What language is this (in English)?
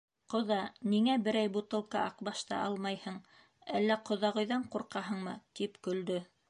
Bashkir